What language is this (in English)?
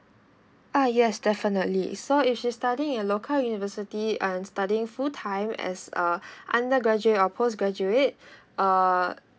English